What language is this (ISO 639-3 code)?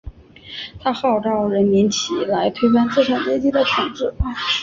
zho